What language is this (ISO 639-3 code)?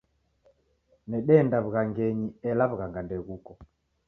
dav